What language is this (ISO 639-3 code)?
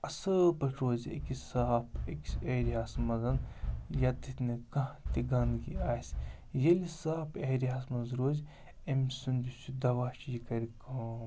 kas